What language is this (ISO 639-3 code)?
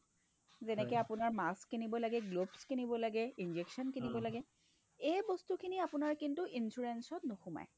asm